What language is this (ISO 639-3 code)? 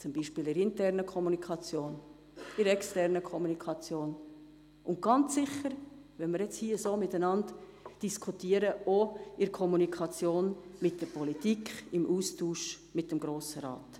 gsw